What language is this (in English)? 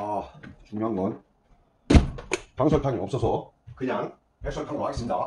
Korean